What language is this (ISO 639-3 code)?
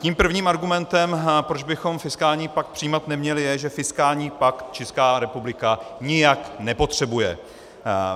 ces